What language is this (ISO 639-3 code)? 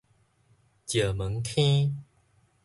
nan